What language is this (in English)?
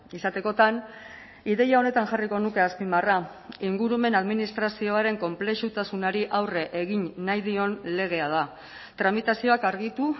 Basque